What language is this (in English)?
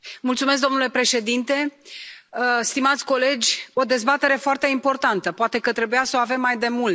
Romanian